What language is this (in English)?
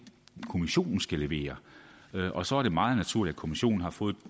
Danish